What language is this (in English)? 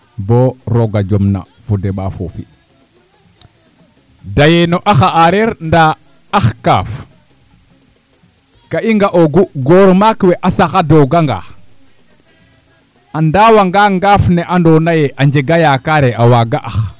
Serer